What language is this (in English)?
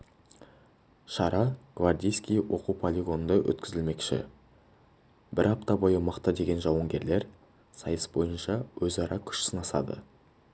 Kazakh